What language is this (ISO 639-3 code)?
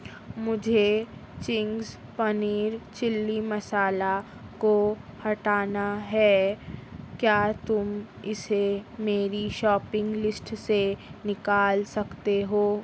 urd